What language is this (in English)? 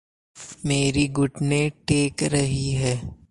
Hindi